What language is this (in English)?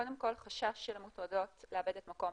Hebrew